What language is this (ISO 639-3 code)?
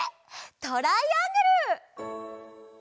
jpn